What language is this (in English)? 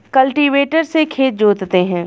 Hindi